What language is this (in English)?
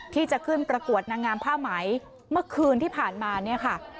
Thai